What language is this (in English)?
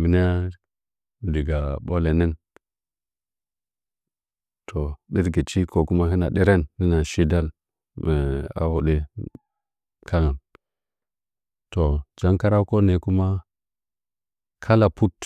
Nzanyi